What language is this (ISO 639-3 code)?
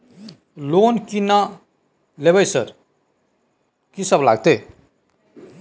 mai